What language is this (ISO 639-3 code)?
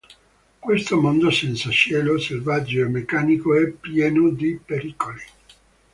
ita